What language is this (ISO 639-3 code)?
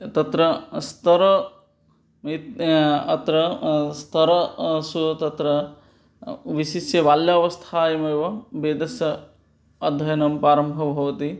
san